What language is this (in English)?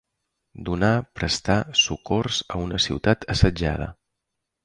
Catalan